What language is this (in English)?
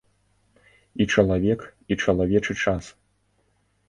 Belarusian